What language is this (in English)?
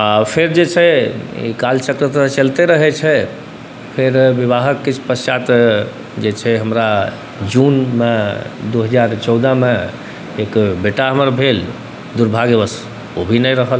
Maithili